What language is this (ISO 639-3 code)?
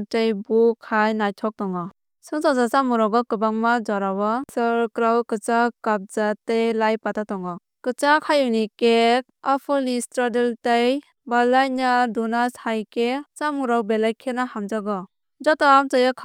trp